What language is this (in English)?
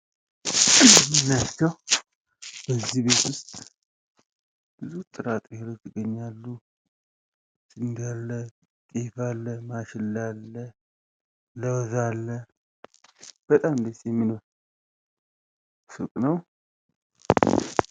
Amharic